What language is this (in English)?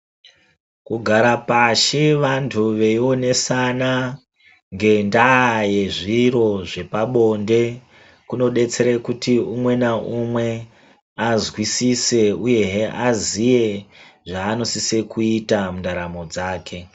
Ndau